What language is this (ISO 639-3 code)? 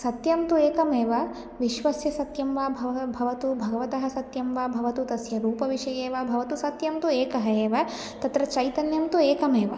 san